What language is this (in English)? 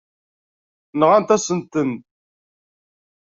Kabyle